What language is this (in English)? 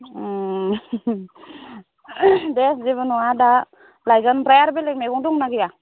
Bodo